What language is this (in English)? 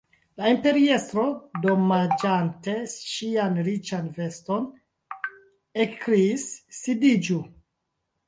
Esperanto